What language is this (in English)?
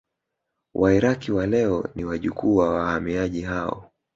Swahili